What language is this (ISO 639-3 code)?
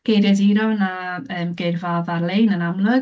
cym